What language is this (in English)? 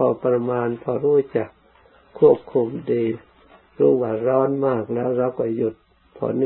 Thai